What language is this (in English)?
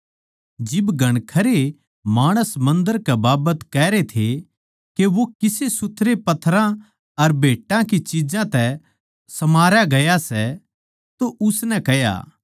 Haryanvi